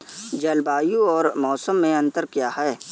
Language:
Hindi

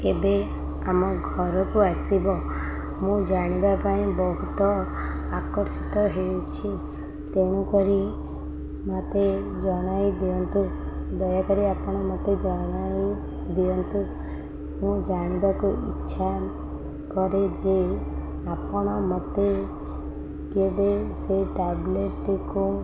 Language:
Odia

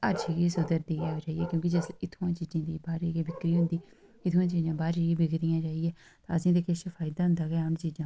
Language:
Dogri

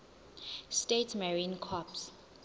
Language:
Zulu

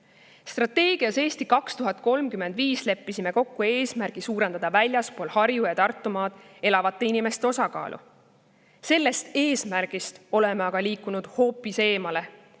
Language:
Estonian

